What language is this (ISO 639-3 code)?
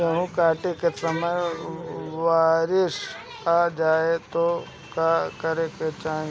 bho